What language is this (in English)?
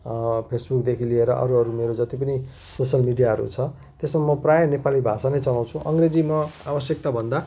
Nepali